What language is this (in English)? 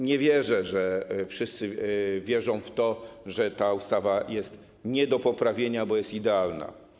Polish